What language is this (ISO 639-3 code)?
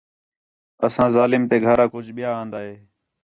xhe